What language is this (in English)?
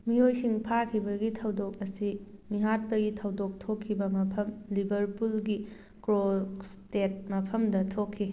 Manipuri